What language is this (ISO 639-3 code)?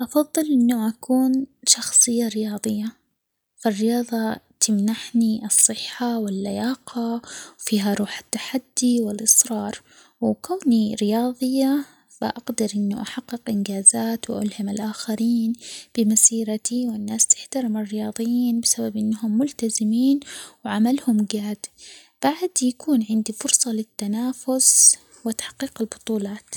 acx